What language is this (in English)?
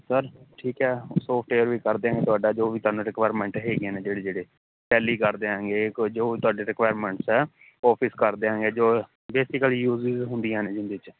Punjabi